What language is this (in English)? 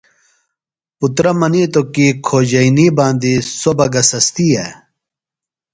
Phalura